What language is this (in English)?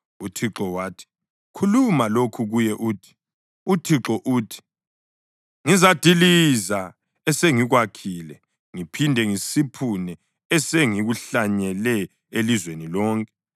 North Ndebele